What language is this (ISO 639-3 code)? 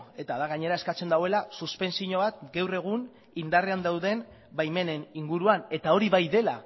eus